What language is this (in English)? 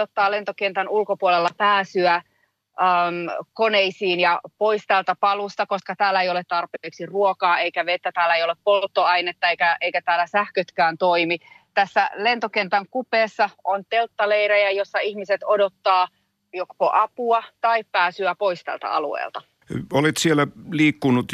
Finnish